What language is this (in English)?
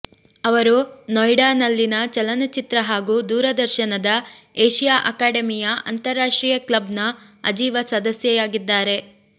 Kannada